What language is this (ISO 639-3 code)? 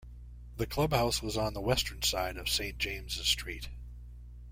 eng